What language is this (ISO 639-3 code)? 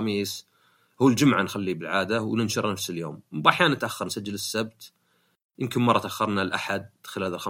ara